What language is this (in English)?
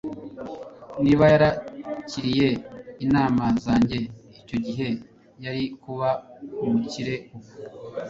Kinyarwanda